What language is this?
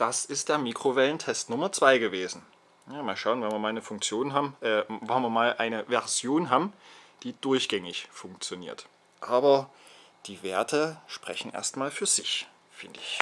German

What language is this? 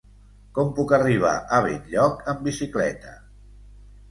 Catalan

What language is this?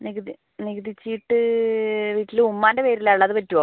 Malayalam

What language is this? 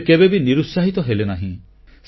Odia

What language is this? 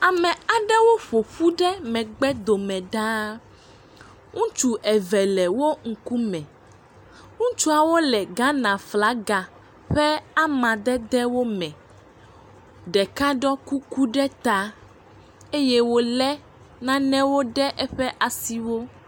Ewe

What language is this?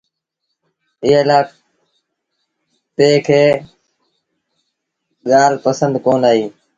Sindhi Bhil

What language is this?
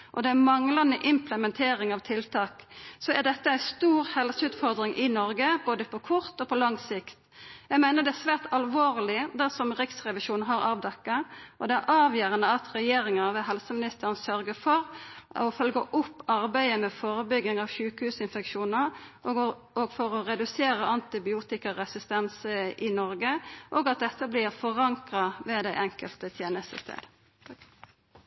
Norwegian Nynorsk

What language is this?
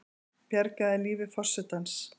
Icelandic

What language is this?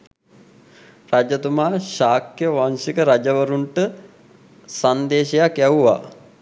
Sinhala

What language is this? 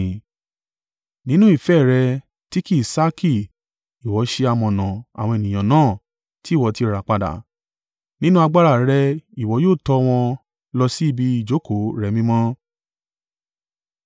Yoruba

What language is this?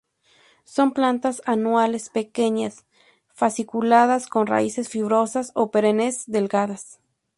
Spanish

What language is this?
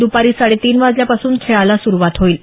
Marathi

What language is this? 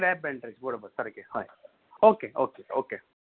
Konkani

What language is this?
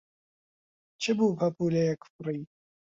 Central Kurdish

